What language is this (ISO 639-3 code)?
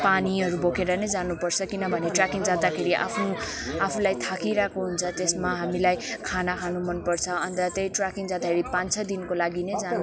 nep